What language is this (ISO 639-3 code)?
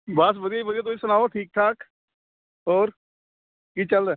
pan